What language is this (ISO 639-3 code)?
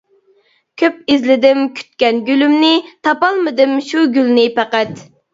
uig